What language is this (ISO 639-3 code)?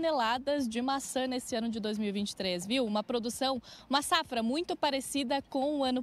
por